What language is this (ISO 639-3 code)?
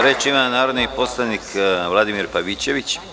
srp